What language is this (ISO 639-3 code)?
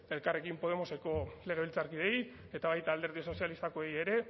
eus